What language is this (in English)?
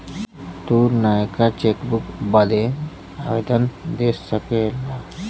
Bhojpuri